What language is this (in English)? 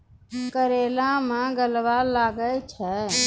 Maithili